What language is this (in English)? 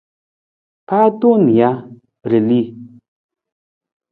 Nawdm